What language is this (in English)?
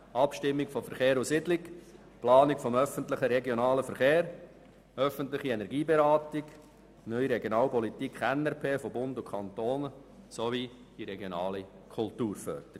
Swiss German